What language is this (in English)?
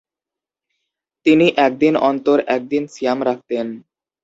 Bangla